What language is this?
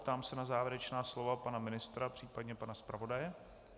Czech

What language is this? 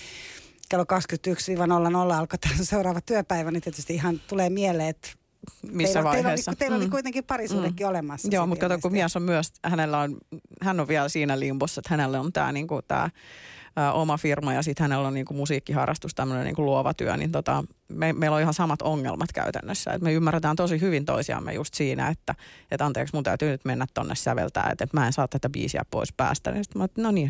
Finnish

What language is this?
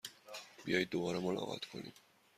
Persian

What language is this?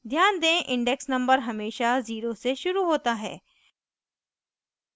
Hindi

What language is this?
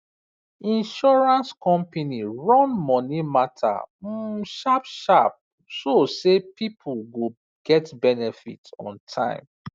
Nigerian Pidgin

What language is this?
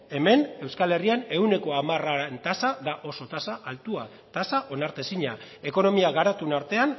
Basque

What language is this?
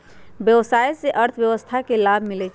Magahi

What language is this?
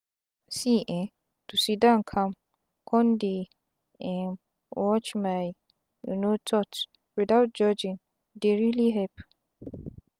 Nigerian Pidgin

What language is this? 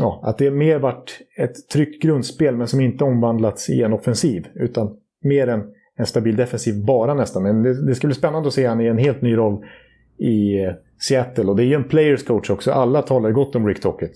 Swedish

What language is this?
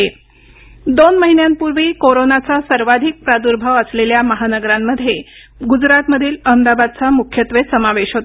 Marathi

